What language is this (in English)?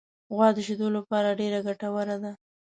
Pashto